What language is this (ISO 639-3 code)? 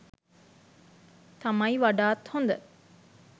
sin